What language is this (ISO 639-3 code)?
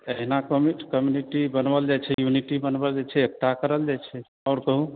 mai